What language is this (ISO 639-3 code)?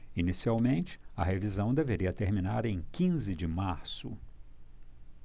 por